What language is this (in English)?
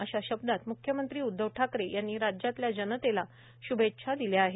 Marathi